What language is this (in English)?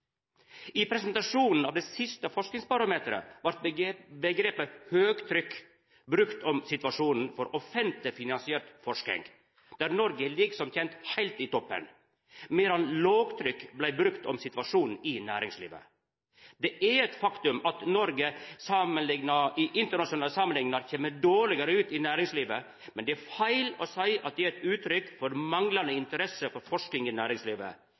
Norwegian Nynorsk